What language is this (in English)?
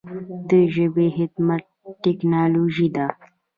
Pashto